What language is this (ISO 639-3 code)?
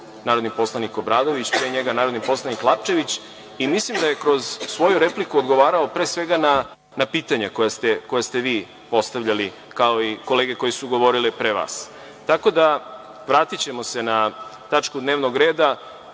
srp